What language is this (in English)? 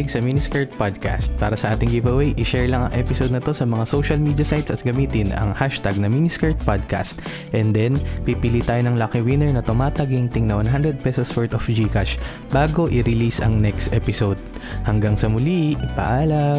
Filipino